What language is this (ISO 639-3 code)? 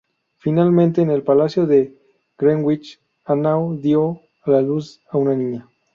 spa